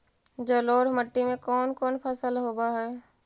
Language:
Magahi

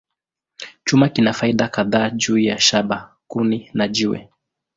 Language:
Swahili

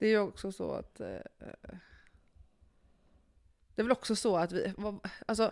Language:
Swedish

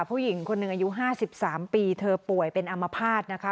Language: Thai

